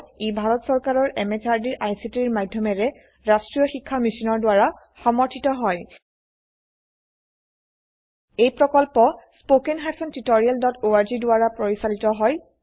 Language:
Assamese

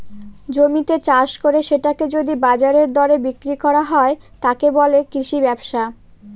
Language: Bangla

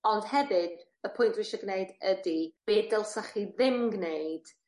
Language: Welsh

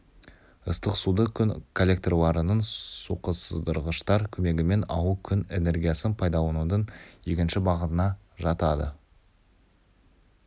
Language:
Kazakh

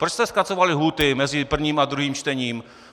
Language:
Czech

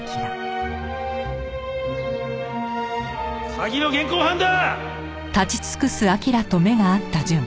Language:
Japanese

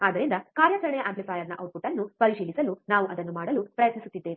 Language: Kannada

